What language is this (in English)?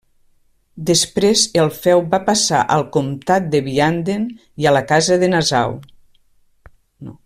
Catalan